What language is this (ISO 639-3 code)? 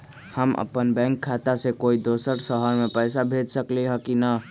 mag